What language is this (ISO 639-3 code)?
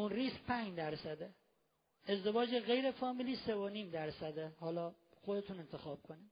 fas